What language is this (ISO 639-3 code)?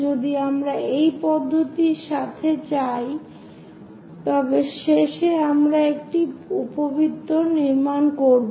ben